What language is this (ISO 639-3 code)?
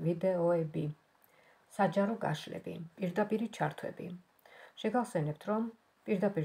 ron